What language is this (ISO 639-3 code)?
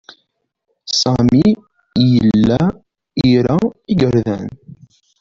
kab